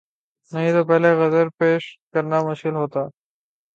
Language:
Urdu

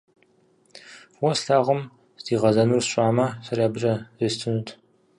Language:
Kabardian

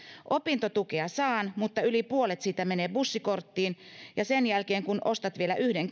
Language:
Finnish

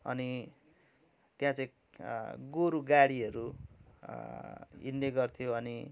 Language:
Nepali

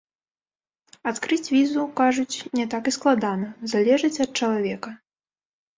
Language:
Belarusian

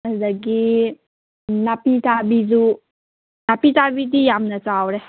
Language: Manipuri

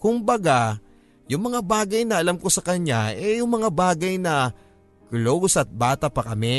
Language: Filipino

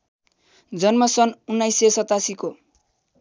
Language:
Nepali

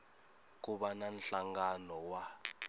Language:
Tsonga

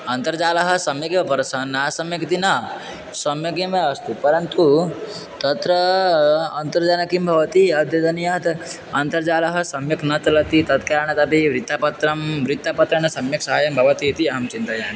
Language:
Sanskrit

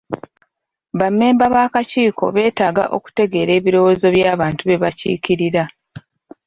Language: Ganda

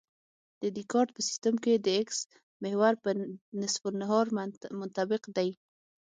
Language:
Pashto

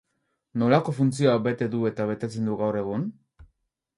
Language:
Basque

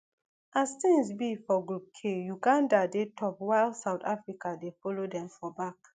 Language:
Nigerian Pidgin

